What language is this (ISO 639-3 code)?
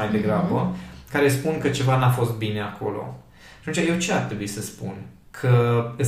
ron